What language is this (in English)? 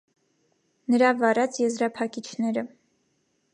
Armenian